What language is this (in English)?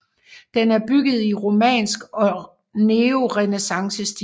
Danish